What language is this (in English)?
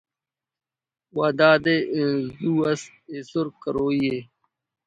Brahui